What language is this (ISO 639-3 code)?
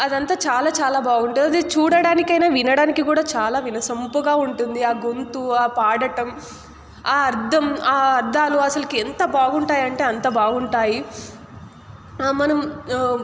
tel